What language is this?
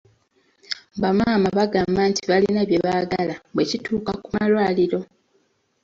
Ganda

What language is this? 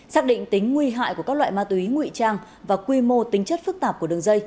Vietnamese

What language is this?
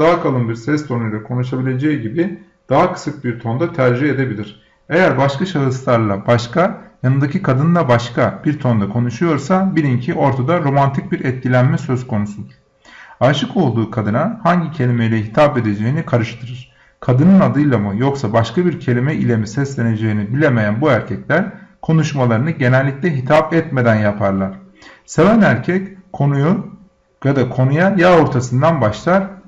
Turkish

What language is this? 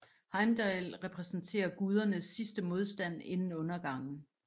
Danish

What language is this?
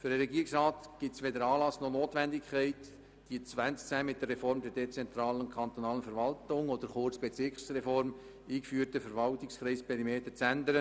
Swiss German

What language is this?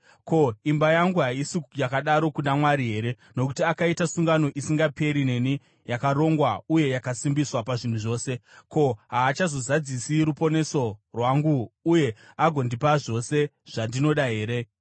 Shona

